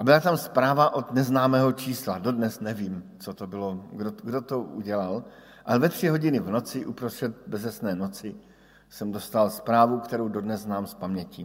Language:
Czech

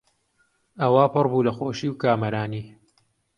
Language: Central Kurdish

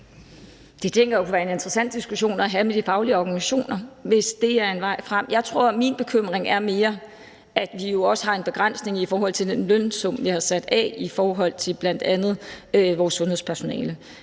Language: Danish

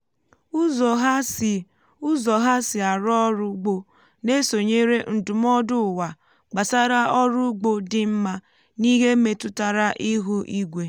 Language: Igbo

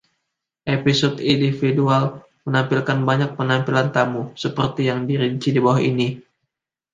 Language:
Indonesian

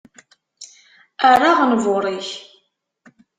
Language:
Kabyle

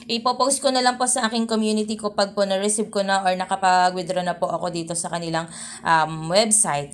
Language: Filipino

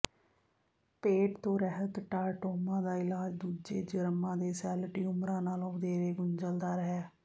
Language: Punjabi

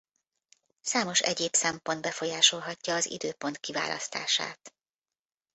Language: Hungarian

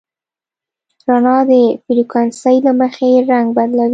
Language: Pashto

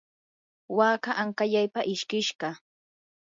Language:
Yanahuanca Pasco Quechua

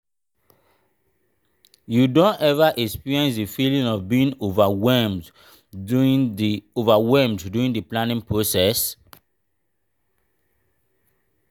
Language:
Nigerian Pidgin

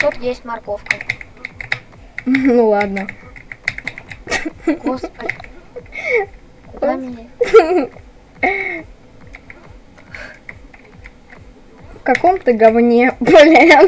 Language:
Russian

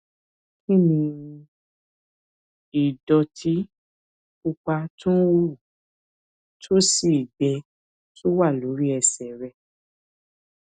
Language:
Yoruba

